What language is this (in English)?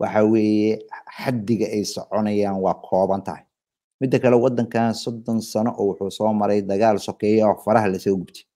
Arabic